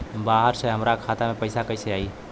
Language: Bhojpuri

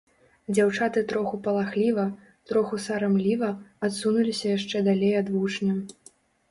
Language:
Belarusian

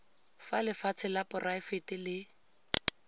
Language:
Tswana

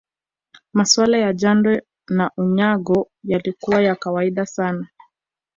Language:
Swahili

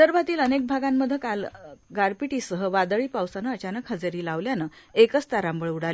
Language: Marathi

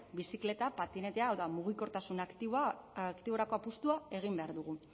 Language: Basque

